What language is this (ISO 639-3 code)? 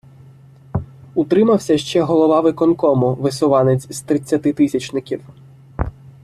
ukr